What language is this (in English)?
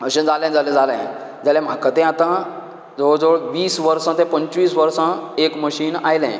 Konkani